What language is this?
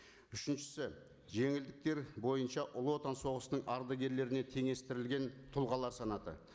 Kazakh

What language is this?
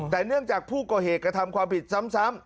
Thai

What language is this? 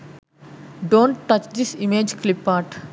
Sinhala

